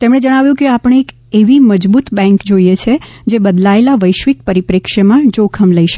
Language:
Gujarati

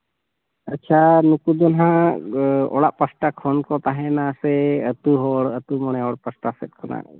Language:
Santali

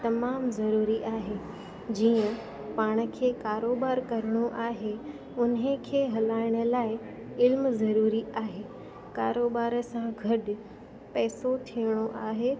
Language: Sindhi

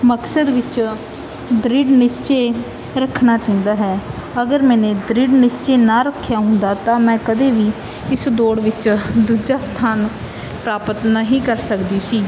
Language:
Punjabi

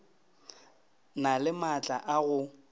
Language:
Northern Sotho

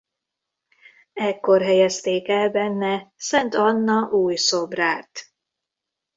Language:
Hungarian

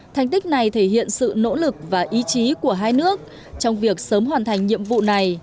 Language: Vietnamese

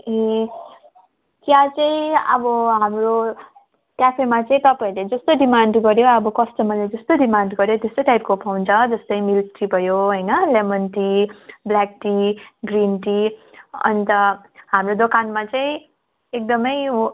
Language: Nepali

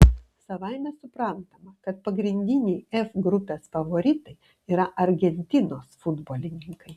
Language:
Lithuanian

